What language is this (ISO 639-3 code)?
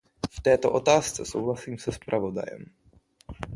ces